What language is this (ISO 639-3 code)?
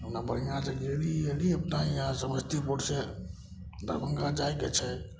mai